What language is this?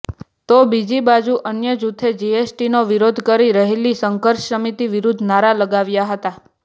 Gujarati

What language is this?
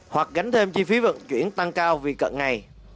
Vietnamese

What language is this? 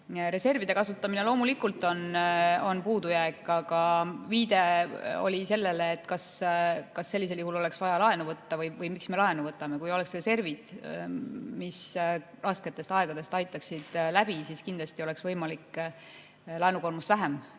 Estonian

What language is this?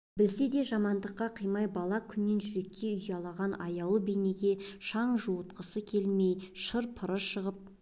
Kazakh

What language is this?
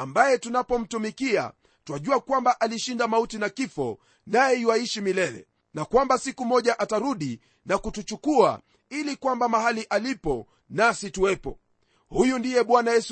Swahili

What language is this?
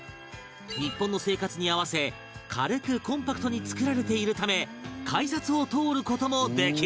Japanese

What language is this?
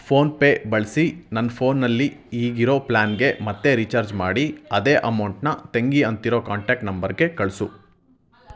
Kannada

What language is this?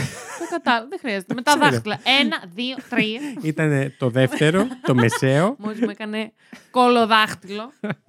Greek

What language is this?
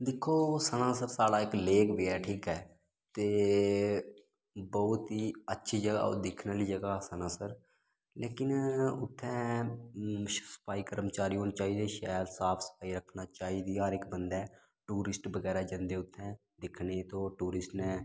Dogri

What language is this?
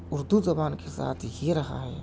Urdu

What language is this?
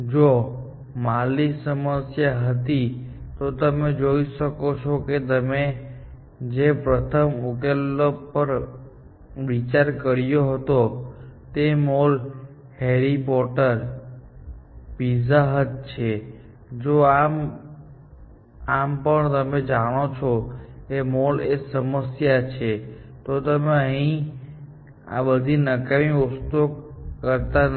Gujarati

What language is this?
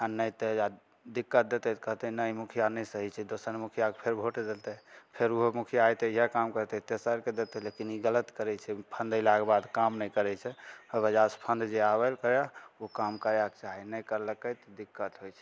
Maithili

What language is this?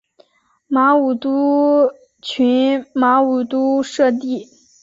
Chinese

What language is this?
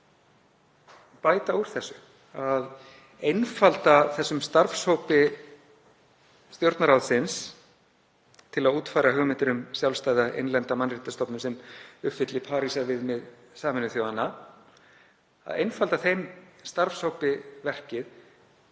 Icelandic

